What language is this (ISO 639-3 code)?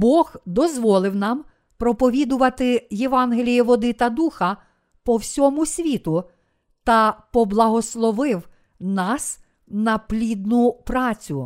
ukr